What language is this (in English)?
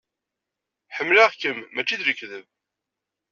Kabyle